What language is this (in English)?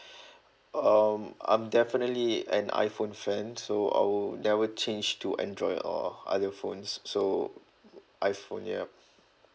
English